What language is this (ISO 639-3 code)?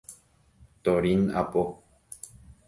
grn